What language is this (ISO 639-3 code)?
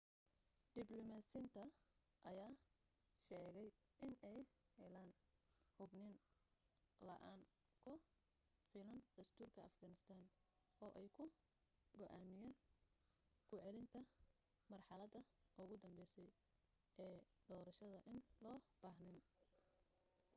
som